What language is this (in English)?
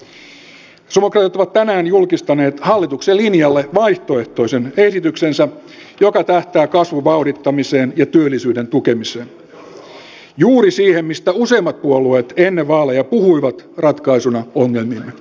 Finnish